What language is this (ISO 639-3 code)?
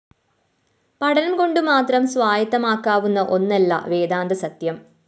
mal